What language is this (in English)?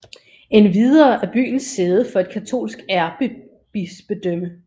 Danish